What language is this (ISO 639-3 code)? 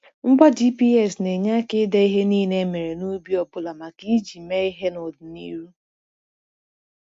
ibo